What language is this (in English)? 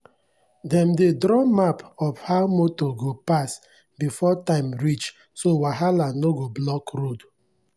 Nigerian Pidgin